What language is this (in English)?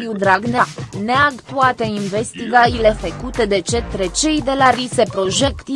Romanian